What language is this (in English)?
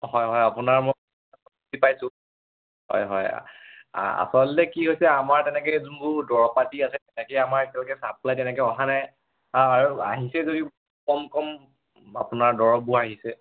Assamese